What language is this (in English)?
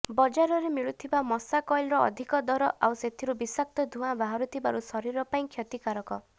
Odia